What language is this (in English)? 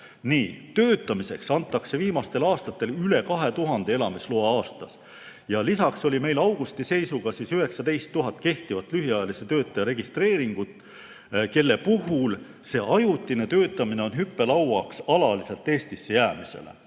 Estonian